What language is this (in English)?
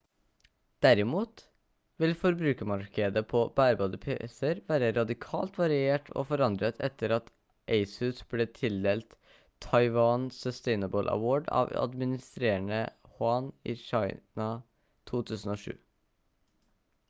Norwegian Bokmål